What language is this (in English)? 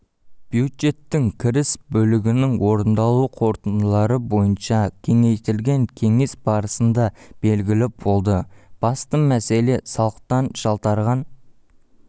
Kazakh